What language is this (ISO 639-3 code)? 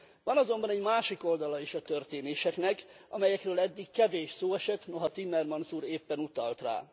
hun